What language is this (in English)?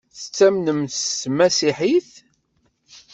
Kabyle